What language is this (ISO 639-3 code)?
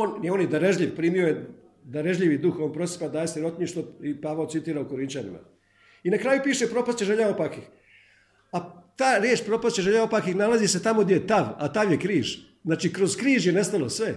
hrv